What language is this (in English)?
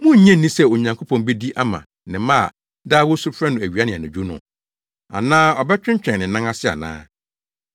Akan